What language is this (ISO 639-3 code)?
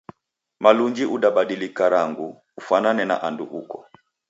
dav